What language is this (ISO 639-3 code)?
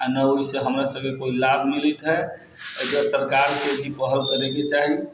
mai